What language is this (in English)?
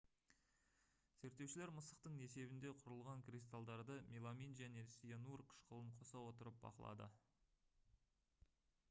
Kazakh